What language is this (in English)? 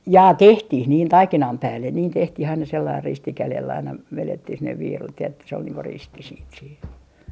Finnish